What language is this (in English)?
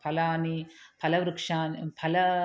Sanskrit